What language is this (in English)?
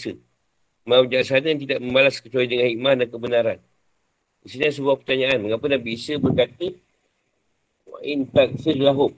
Malay